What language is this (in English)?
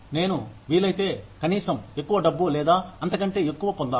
Telugu